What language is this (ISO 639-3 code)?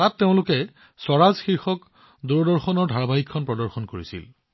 asm